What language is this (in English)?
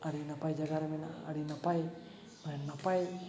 Santali